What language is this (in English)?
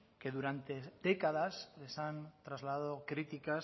Spanish